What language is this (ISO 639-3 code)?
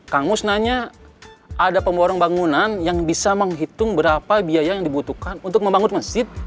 ind